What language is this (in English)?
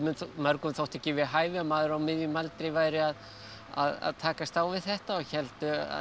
Icelandic